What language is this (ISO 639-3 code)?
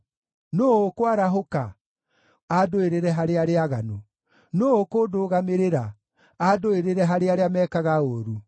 kik